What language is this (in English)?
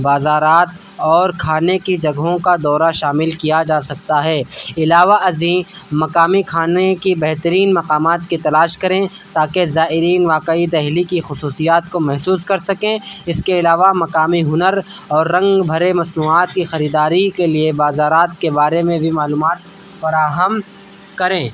Urdu